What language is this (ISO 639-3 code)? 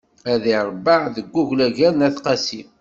kab